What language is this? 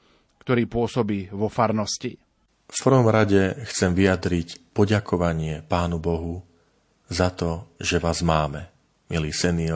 Slovak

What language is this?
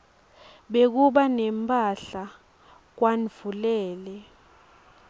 Swati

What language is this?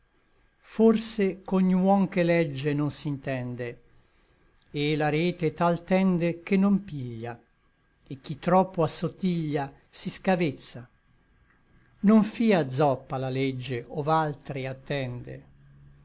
Italian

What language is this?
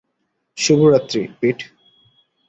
Bangla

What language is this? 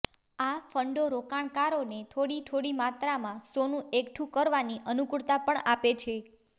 Gujarati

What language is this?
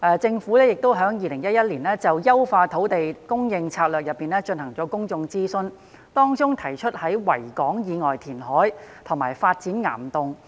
Cantonese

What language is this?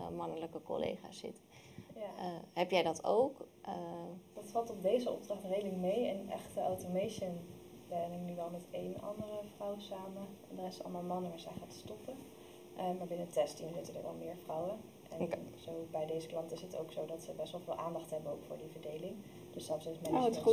Dutch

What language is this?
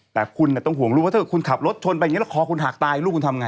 Thai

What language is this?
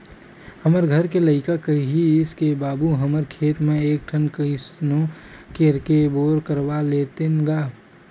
Chhattisgarhi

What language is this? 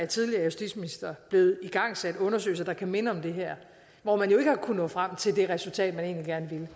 Danish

